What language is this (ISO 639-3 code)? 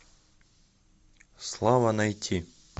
rus